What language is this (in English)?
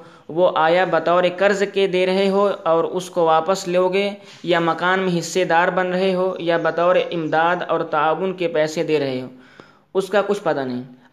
Urdu